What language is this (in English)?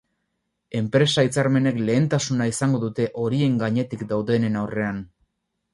Basque